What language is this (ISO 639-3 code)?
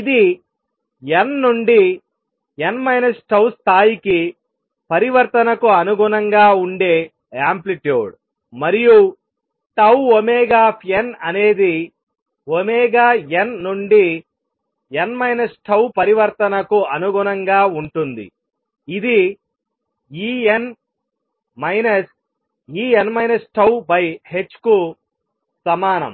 tel